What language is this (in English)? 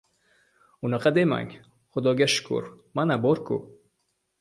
Uzbek